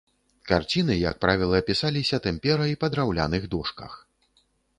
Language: Belarusian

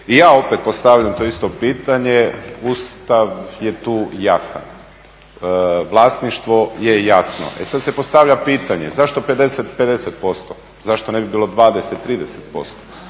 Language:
Croatian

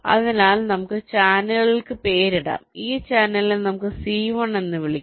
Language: Malayalam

